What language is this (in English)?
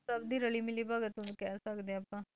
Punjabi